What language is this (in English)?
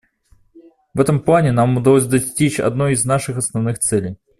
Russian